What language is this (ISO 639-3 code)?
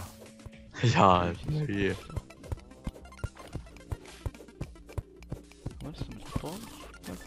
deu